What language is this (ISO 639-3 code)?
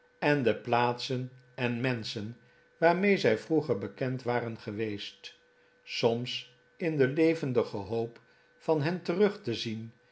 nld